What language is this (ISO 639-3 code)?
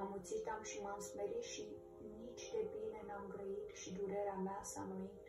ron